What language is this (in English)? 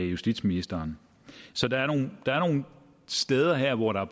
Danish